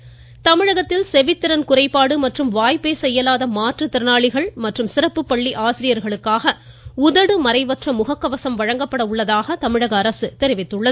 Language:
Tamil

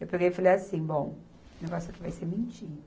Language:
Portuguese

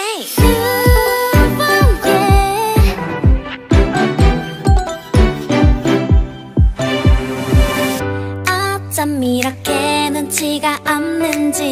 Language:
Korean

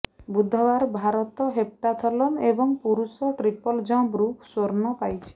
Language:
Odia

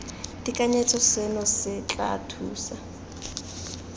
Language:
Tswana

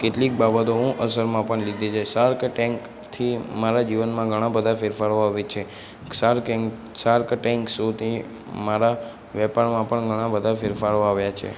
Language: Gujarati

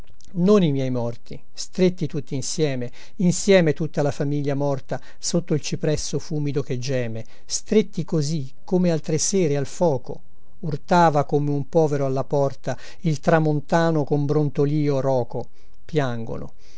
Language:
Italian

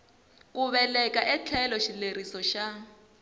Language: Tsonga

